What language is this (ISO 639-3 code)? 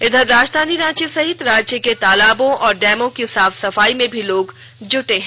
hin